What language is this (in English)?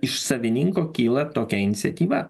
Lithuanian